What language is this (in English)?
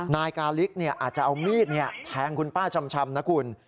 Thai